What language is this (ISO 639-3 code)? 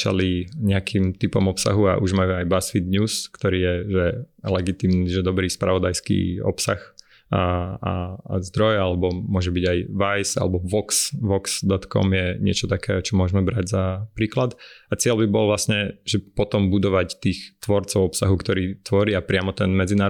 slk